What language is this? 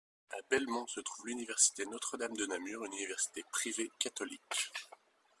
French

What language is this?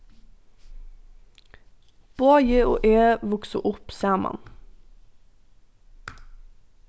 Faroese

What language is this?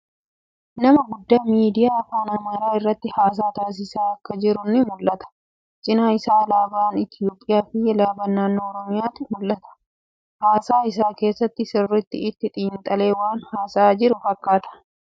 Oromo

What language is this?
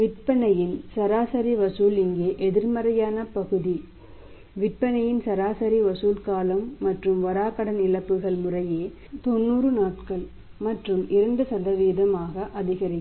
Tamil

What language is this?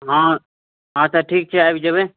Maithili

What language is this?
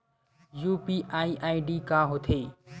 Chhattisgarhi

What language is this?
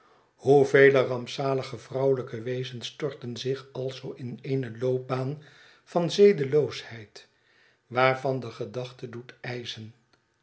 Dutch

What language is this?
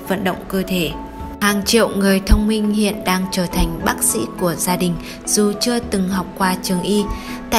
Vietnamese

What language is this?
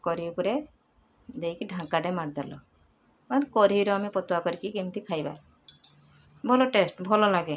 Odia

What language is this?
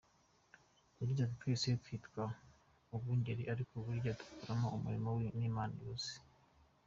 Kinyarwanda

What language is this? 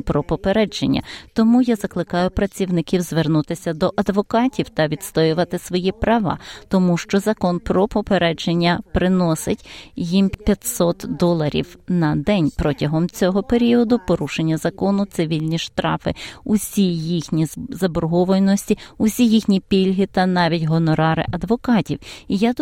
Ukrainian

